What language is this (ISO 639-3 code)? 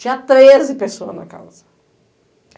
por